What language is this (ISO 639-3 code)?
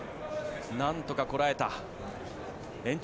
jpn